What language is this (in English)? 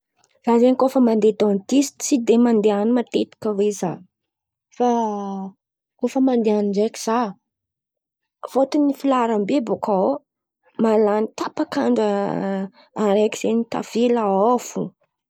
Antankarana Malagasy